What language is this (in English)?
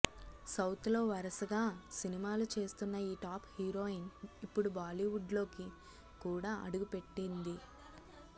Telugu